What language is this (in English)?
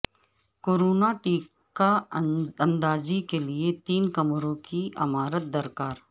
Urdu